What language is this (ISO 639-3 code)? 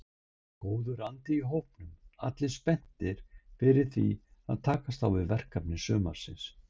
isl